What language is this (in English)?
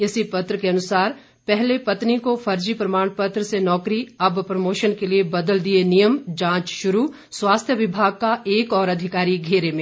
Hindi